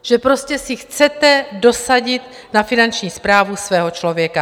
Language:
Czech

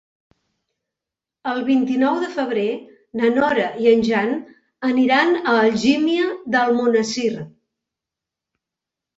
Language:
Catalan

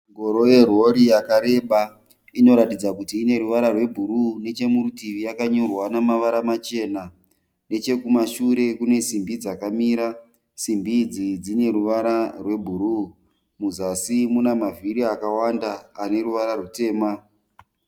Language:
Shona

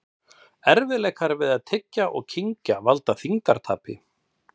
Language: Icelandic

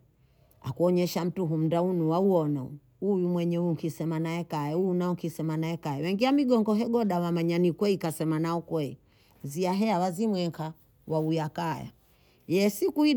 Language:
Bondei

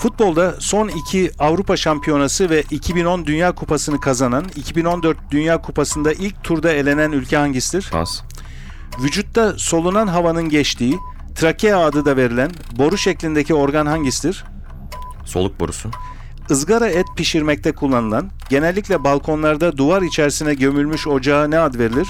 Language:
Turkish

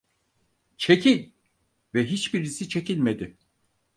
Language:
Turkish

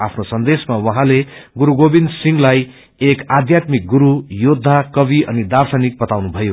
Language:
Nepali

